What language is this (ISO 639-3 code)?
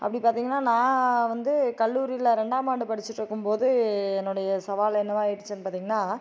tam